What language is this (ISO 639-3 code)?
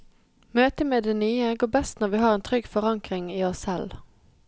nor